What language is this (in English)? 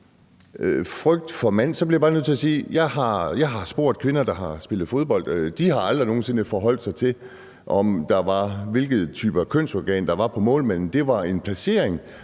Danish